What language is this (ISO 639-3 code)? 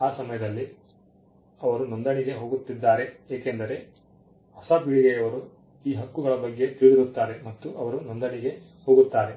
kan